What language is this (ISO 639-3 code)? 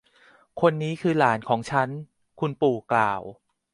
tha